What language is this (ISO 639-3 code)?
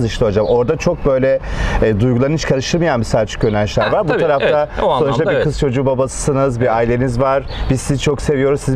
tur